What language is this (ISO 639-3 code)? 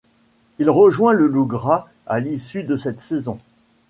fra